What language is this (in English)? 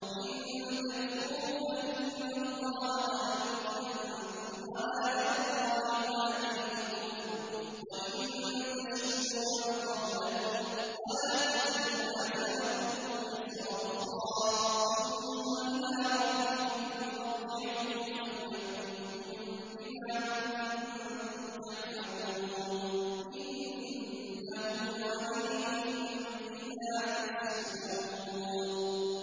Arabic